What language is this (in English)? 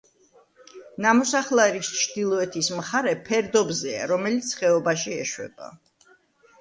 Georgian